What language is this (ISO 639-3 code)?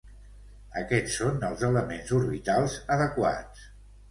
cat